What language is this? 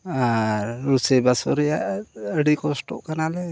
Santali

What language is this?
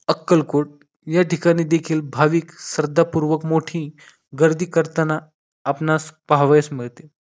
Marathi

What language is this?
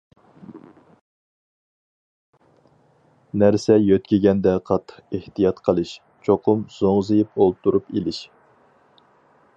Uyghur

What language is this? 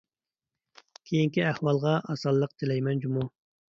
Uyghur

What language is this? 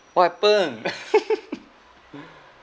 English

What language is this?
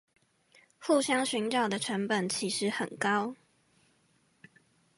Chinese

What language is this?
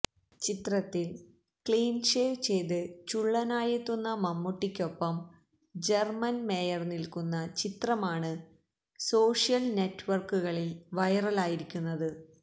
Malayalam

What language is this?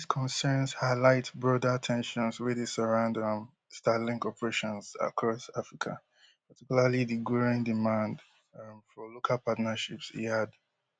Nigerian Pidgin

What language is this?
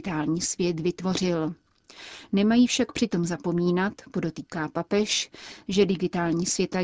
Czech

